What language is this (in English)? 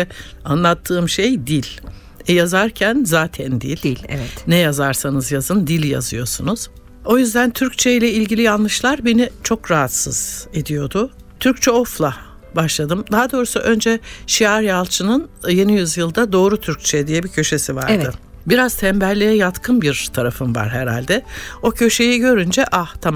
Turkish